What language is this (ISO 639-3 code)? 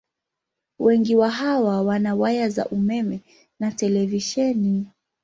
swa